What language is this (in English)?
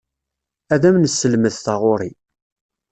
Kabyle